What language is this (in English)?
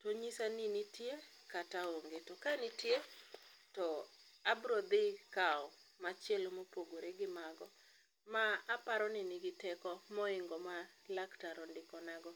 Luo (Kenya and Tanzania)